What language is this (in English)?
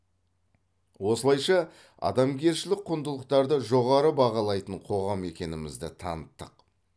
Kazakh